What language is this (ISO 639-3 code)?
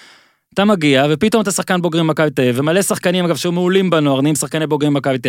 heb